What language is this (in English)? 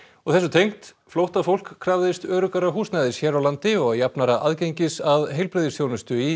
Icelandic